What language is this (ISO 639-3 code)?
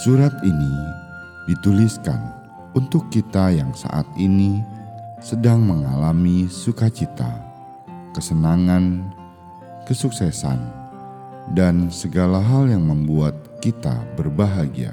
ind